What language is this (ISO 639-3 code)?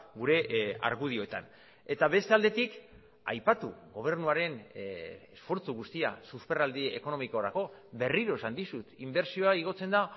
eus